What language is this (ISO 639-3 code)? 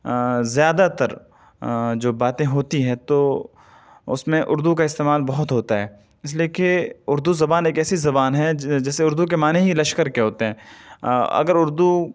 urd